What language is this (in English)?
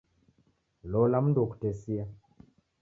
Taita